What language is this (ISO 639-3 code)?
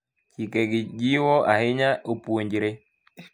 luo